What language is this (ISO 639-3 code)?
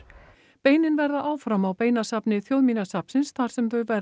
isl